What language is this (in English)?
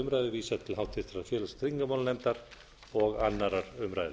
Icelandic